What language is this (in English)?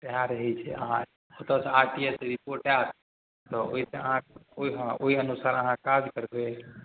Maithili